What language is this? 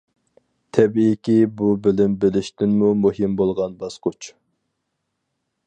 Uyghur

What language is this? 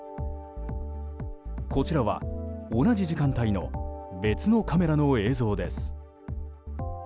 Japanese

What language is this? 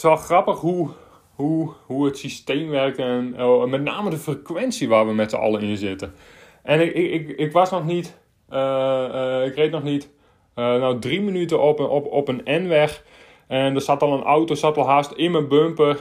Dutch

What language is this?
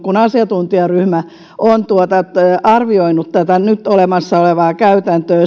Finnish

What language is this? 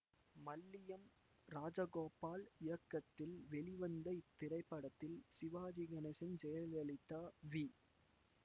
Tamil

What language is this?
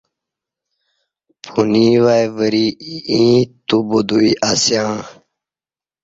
Kati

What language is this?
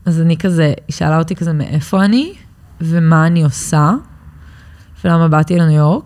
Hebrew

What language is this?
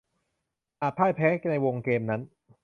Thai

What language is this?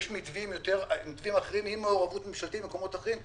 Hebrew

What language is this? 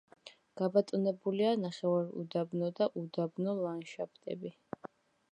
Georgian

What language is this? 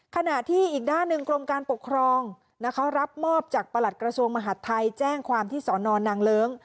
Thai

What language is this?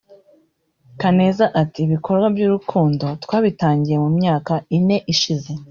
Kinyarwanda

